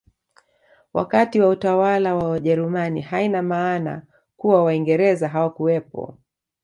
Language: Swahili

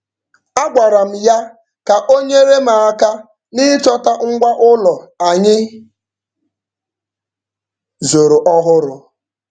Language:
Igbo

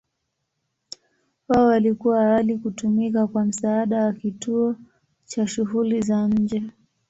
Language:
Swahili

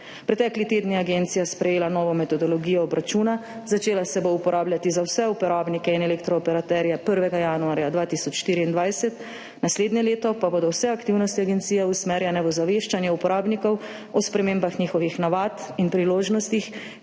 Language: Slovenian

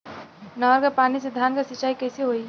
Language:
Bhojpuri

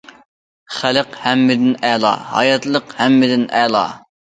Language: Uyghur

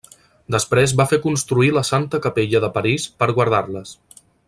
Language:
Catalan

